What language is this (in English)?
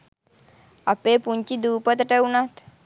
Sinhala